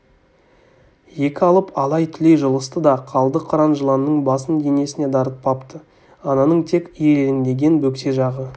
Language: Kazakh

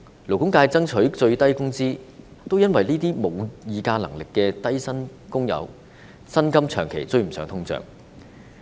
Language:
Cantonese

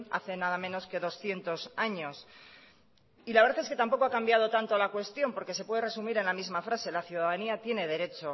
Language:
Spanish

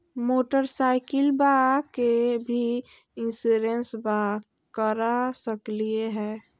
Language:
Magahi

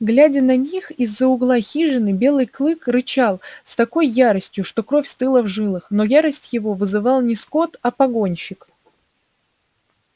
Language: Russian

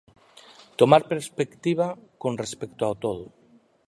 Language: Galician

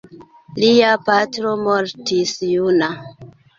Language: Esperanto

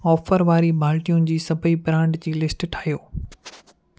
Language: Sindhi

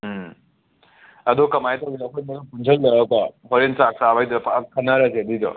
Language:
Manipuri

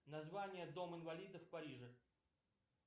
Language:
Russian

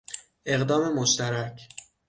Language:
Persian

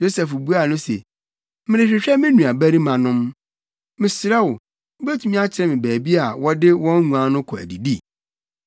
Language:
Akan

